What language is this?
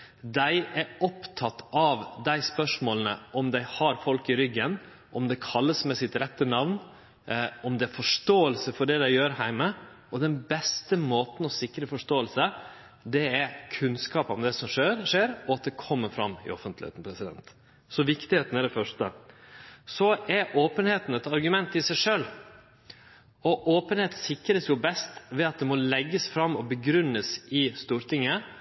Norwegian Nynorsk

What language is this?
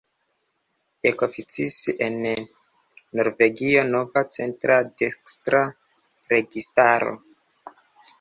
Esperanto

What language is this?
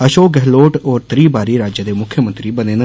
Dogri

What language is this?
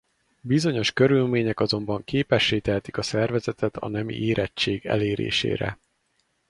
Hungarian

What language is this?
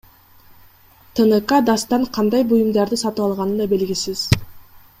Kyrgyz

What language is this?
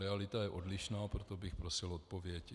Czech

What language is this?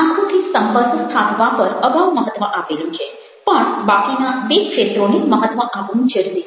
Gujarati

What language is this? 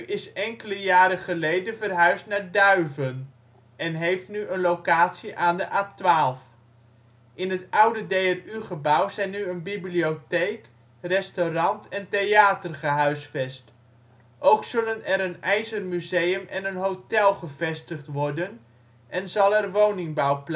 Dutch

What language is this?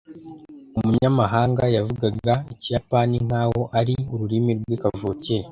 Kinyarwanda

